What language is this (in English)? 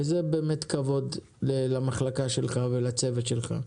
Hebrew